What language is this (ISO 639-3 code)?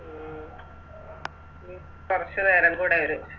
mal